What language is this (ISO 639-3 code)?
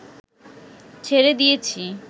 ben